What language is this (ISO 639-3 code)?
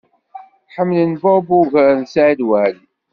kab